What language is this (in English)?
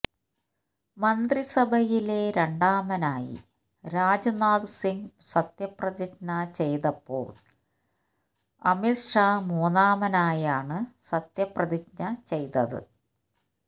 Malayalam